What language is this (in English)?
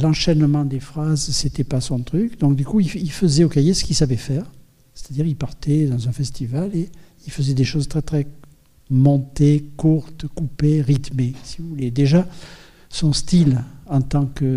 French